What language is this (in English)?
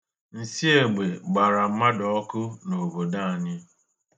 Igbo